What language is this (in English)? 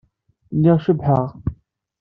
Kabyle